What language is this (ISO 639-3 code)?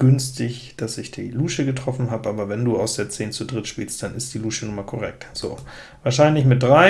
deu